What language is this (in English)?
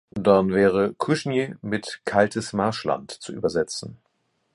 German